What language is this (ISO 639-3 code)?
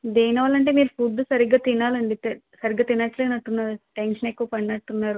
tel